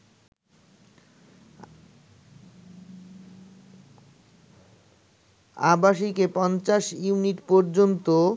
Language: Bangla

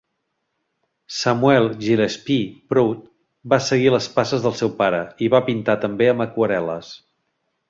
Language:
Catalan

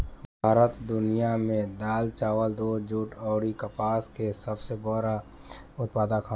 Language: Bhojpuri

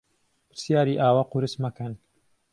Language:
Central Kurdish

